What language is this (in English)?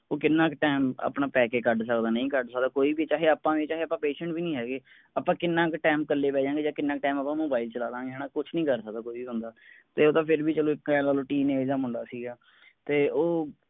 Punjabi